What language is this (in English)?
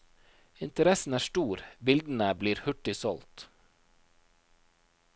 Norwegian